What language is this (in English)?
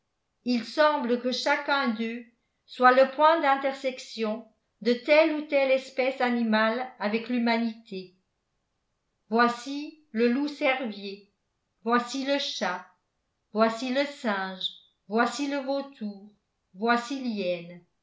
French